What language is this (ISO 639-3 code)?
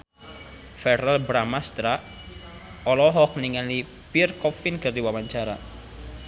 sun